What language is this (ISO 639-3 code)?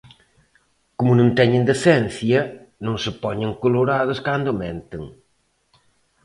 glg